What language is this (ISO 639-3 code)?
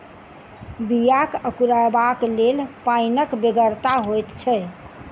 mai